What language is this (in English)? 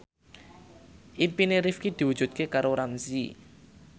Javanese